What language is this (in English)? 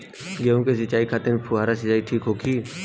Bhojpuri